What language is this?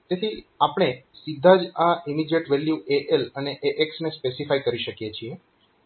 Gujarati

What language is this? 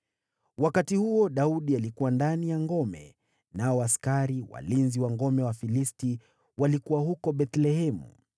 Swahili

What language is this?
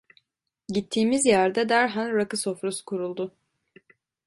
Turkish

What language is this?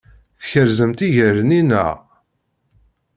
Kabyle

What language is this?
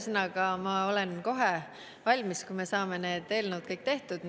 Estonian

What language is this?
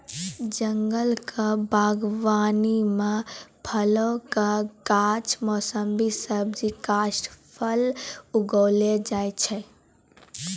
Maithili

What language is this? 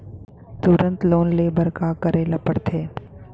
Chhattisgarhi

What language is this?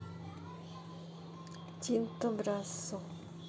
Russian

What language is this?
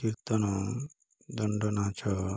Odia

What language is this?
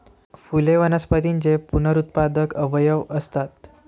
Marathi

